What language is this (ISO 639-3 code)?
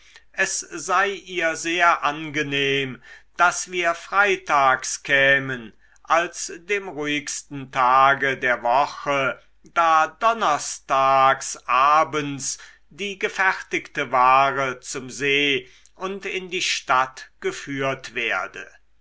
deu